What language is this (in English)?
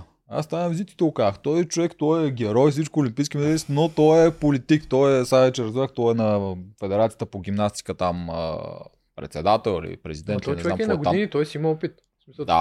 Bulgarian